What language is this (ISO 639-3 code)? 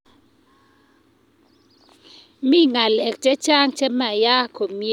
kln